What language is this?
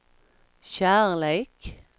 Swedish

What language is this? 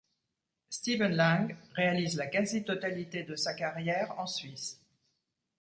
French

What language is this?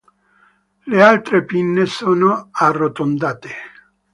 Italian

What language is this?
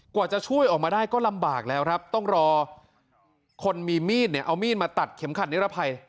Thai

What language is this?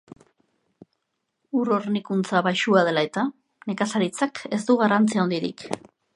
Basque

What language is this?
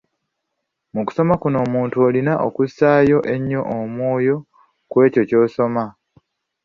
Ganda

